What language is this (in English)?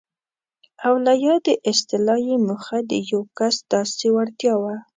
Pashto